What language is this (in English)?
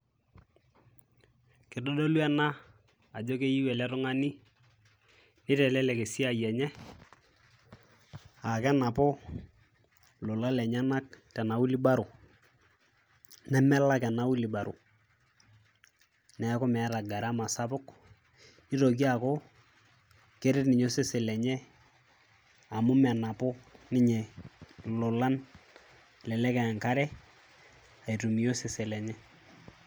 Masai